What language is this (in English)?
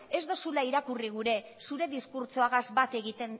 Basque